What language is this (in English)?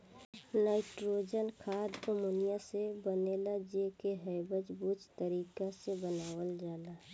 Bhojpuri